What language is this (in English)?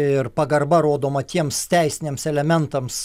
Lithuanian